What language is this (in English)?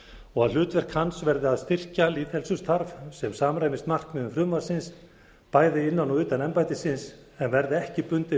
Icelandic